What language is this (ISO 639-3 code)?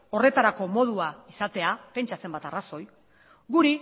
eus